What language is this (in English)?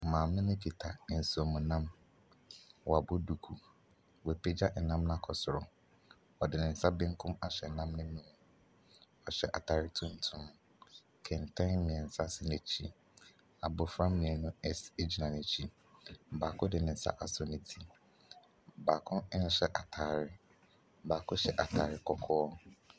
Akan